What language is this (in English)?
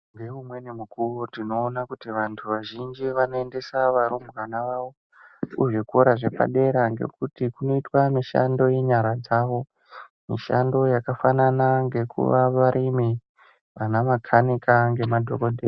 Ndau